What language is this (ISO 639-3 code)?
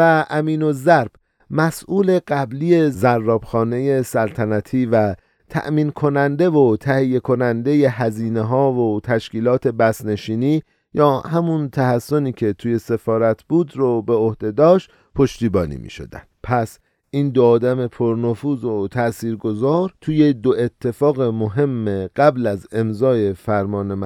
fas